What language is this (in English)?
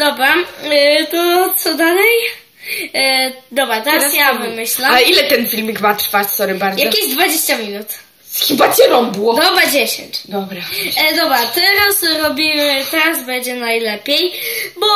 Polish